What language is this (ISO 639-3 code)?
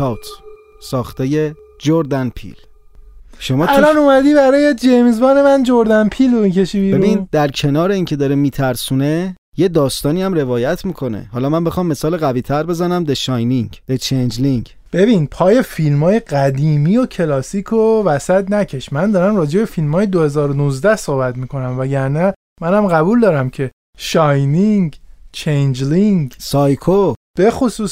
fas